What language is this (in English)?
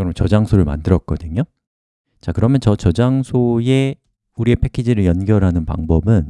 Korean